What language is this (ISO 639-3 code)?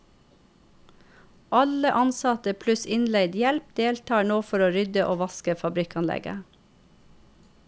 nor